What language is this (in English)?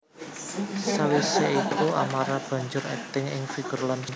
Javanese